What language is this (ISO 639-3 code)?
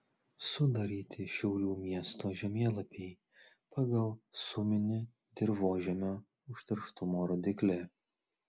lit